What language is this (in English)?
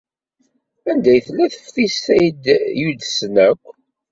Kabyle